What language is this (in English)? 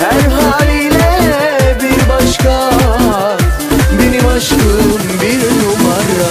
Romanian